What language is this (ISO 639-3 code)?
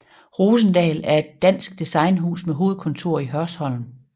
dan